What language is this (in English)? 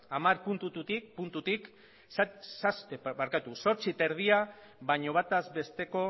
Basque